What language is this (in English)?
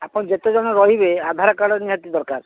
Odia